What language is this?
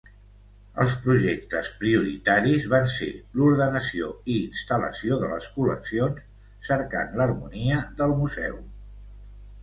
Catalan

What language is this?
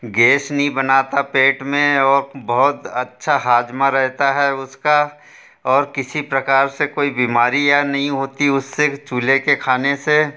Hindi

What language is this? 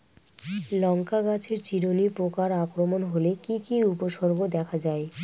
Bangla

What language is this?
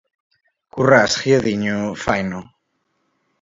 Galician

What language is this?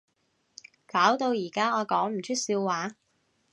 Cantonese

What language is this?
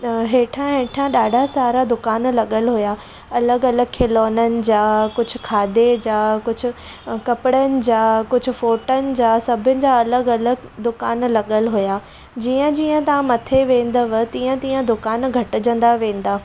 Sindhi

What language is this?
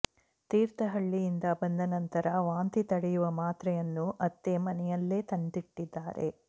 Kannada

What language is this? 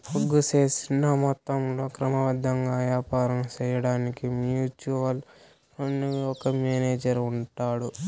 Telugu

